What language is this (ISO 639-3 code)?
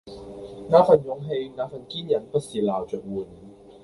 yue